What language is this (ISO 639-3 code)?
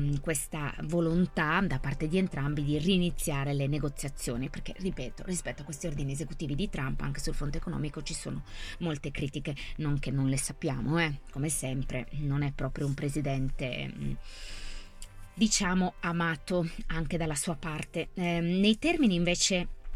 ita